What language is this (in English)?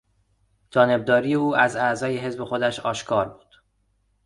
Persian